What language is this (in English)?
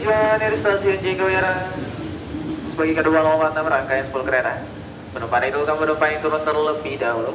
Indonesian